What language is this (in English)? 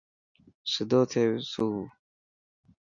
Dhatki